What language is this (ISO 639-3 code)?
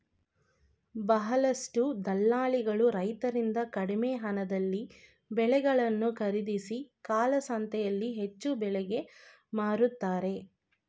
kan